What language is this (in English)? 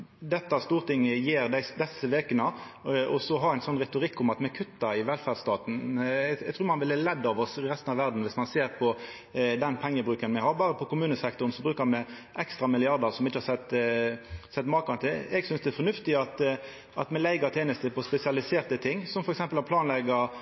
Norwegian Nynorsk